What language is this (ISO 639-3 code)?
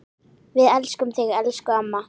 isl